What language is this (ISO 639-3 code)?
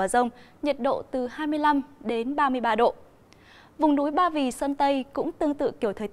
vie